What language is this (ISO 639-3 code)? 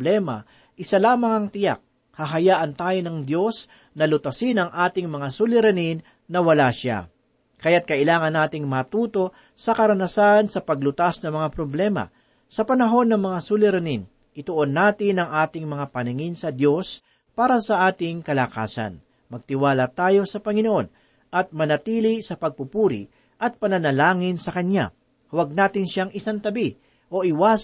fil